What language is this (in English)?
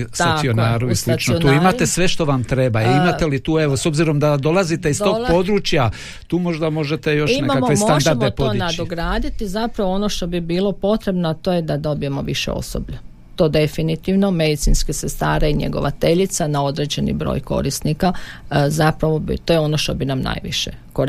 Croatian